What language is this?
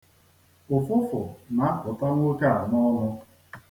Igbo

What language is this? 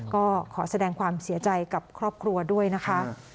Thai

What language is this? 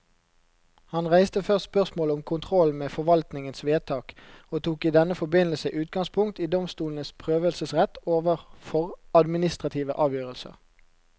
Norwegian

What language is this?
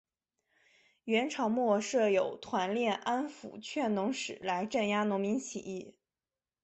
Chinese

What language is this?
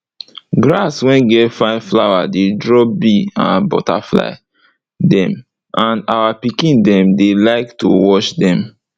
Nigerian Pidgin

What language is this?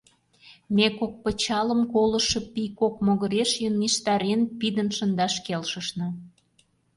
Mari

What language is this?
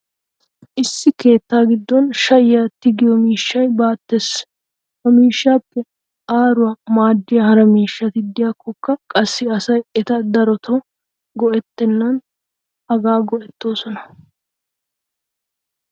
Wolaytta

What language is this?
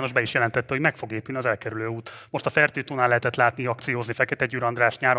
Hungarian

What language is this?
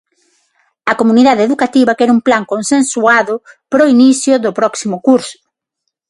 Galician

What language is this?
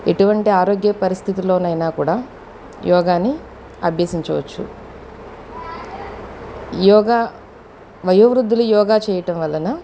Telugu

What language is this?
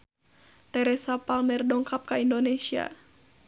Sundanese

